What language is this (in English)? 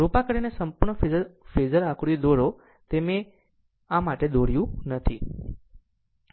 Gujarati